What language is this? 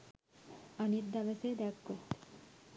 Sinhala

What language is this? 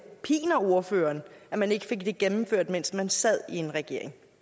Danish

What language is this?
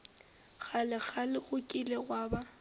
Northern Sotho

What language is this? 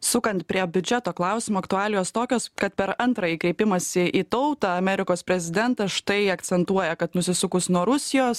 Lithuanian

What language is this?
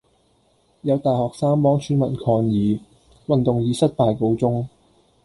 Cantonese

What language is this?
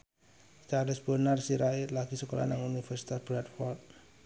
Javanese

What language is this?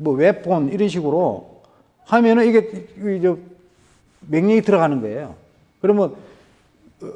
Korean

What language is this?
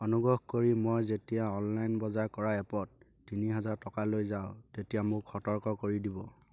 Assamese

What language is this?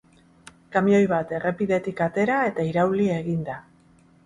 Basque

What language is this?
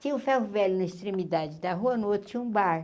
Portuguese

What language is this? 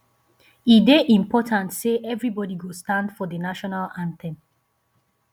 Nigerian Pidgin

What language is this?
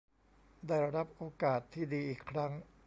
Thai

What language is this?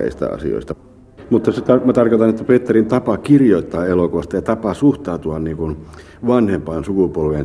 Finnish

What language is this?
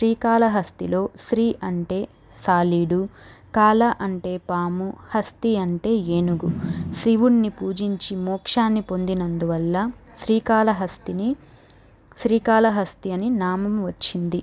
Telugu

